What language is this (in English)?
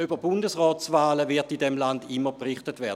Swiss German